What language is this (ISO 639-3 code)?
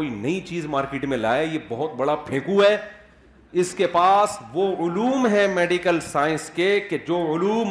urd